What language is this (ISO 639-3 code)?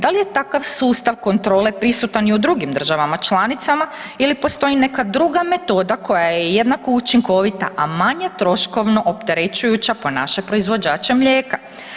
hrv